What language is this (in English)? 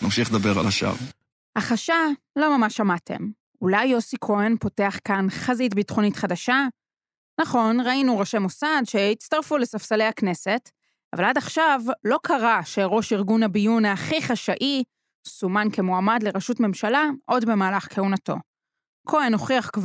Hebrew